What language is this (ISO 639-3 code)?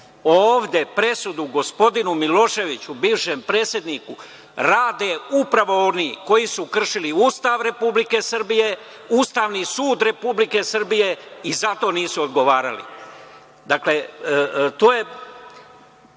srp